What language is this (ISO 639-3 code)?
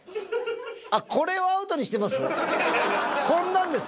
jpn